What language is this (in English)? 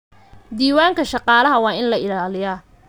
Somali